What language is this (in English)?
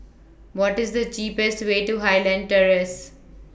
English